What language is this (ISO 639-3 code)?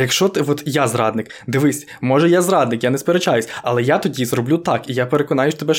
ukr